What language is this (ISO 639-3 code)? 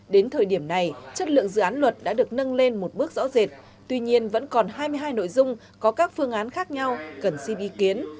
vie